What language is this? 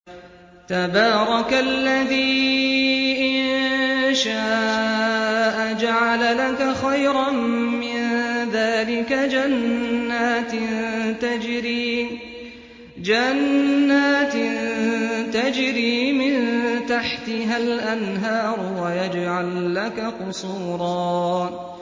Arabic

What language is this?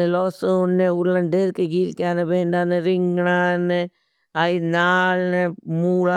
Bhili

